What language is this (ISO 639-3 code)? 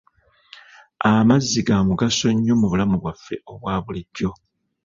lug